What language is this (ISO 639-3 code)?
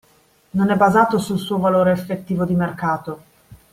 ita